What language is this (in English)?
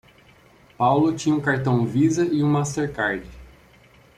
Portuguese